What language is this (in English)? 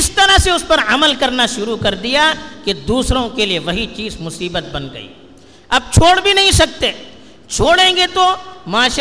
Urdu